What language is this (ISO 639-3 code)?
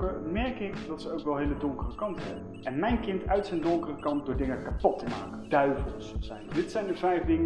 nld